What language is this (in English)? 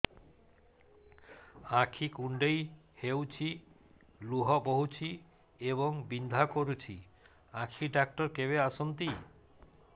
Odia